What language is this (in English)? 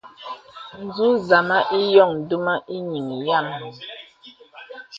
Bebele